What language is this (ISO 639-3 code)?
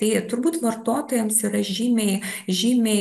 lit